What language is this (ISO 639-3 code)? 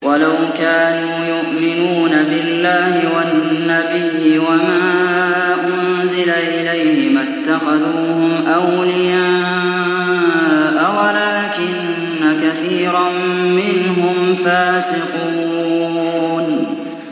ara